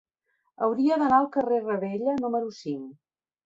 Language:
Catalan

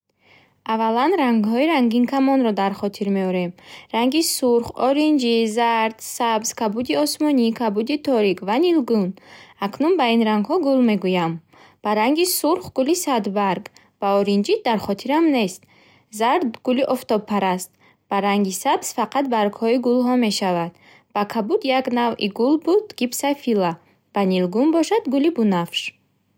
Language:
Bukharic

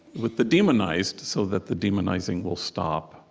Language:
English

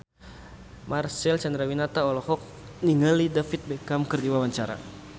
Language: Sundanese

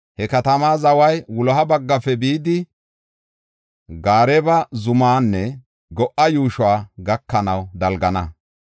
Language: Gofa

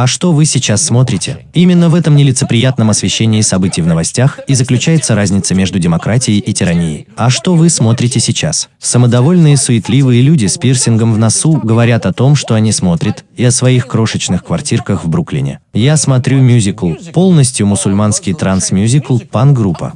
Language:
Russian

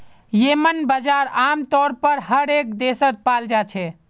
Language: Magahi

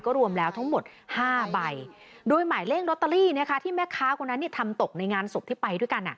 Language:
Thai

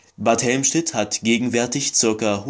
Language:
German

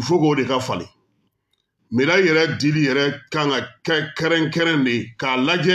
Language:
French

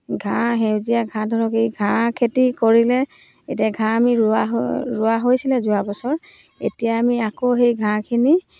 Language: Assamese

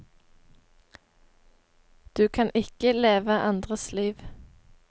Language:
Norwegian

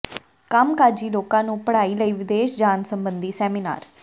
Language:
Punjabi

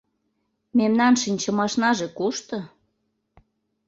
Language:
Mari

